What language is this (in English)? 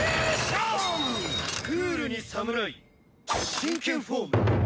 Japanese